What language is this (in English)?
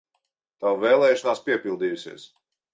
Latvian